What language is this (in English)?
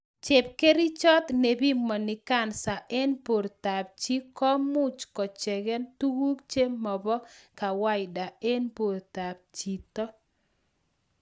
Kalenjin